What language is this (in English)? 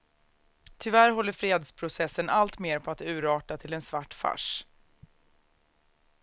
Swedish